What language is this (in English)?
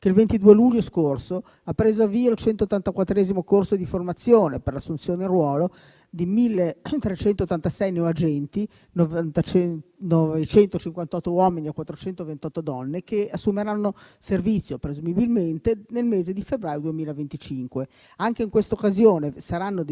Italian